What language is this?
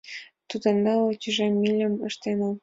Mari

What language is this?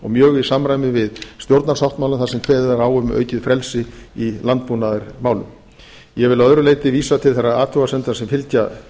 Icelandic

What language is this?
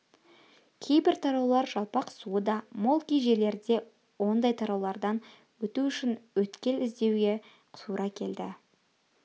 Kazakh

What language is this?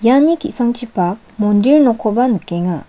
Garo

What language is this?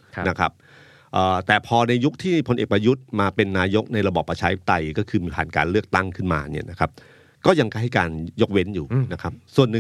Thai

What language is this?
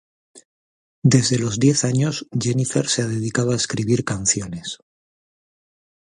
Spanish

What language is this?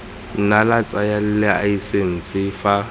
Tswana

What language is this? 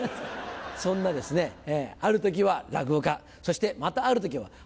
Japanese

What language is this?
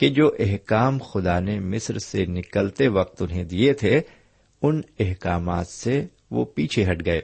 Urdu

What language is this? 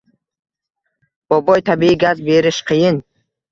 Uzbek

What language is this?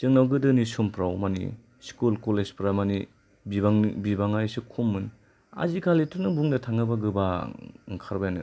Bodo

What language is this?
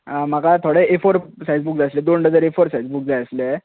Konkani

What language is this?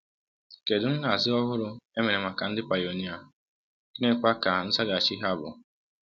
Igbo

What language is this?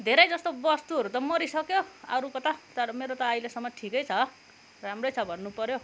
Nepali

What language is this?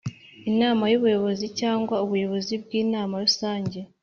Kinyarwanda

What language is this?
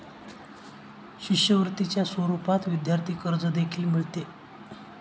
Marathi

